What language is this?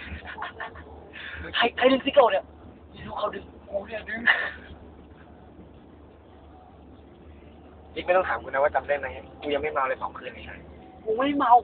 Thai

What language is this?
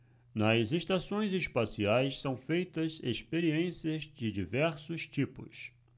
Portuguese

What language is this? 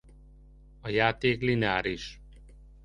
Hungarian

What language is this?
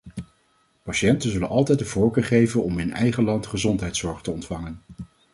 Dutch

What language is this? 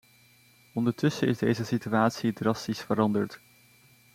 Dutch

